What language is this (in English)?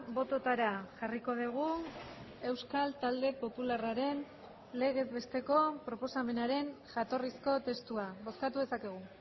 Basque